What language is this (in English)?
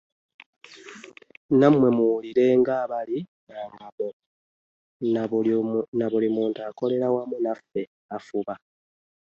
Ganda